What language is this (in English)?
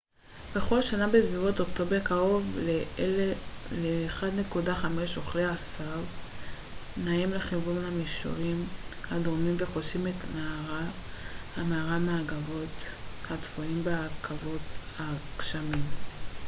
Hebrew